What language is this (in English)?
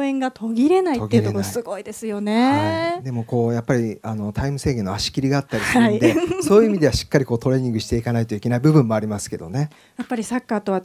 Japanese